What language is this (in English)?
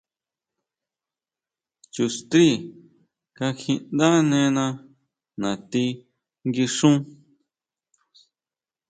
Huautla Mazatec